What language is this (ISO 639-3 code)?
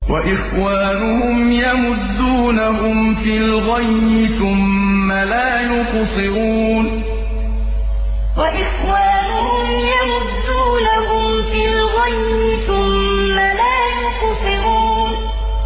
ara